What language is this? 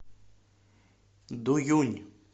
Russian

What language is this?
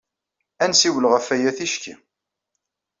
Kabyle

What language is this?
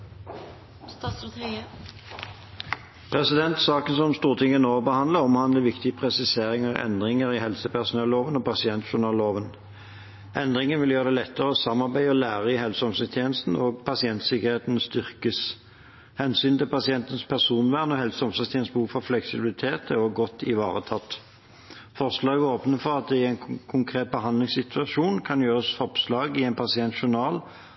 Norwegian Bokmål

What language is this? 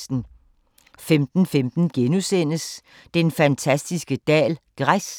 Danish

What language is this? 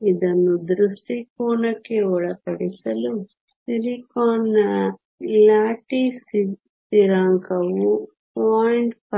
Kannada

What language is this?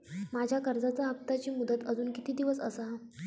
Marathi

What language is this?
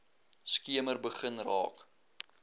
Afrikaans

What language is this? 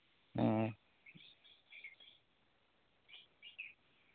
Santali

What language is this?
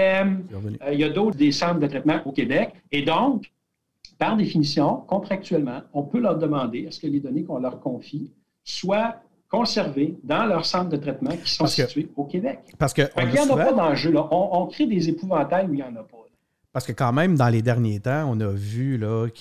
French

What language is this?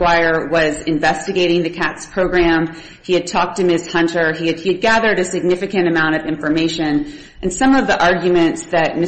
English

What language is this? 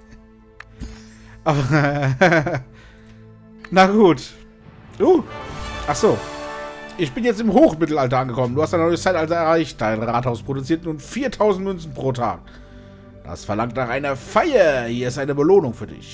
German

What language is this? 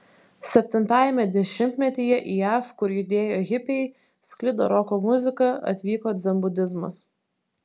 Lithuanian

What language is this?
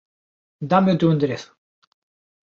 Galician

